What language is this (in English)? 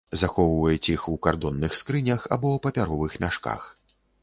Belarusian